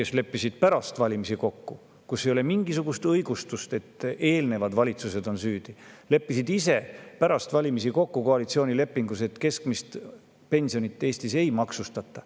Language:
Estonian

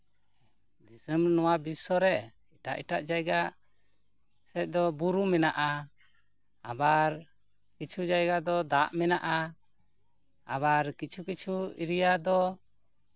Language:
Santali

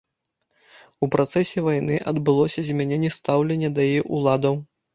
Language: Belarusian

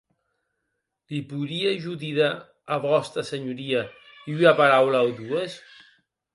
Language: Occitan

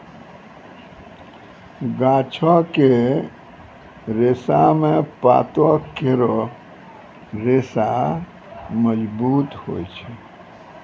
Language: Maithili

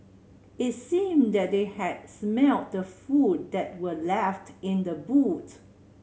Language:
English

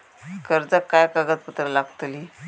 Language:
Marathi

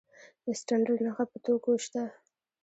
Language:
Pashto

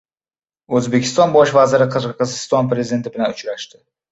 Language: Uzbek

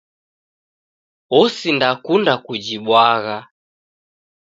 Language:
Taita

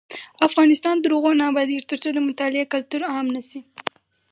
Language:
Pashto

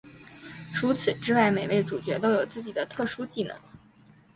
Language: Chinese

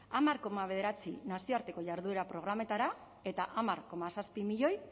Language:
Basque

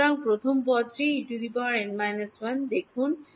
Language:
Bangla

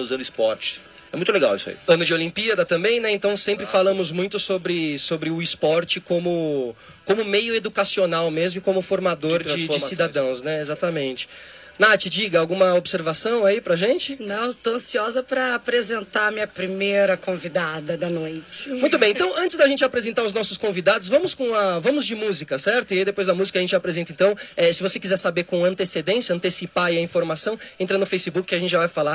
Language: Portuguese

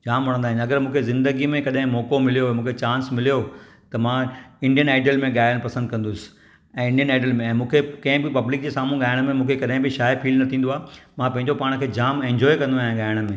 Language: Sindhi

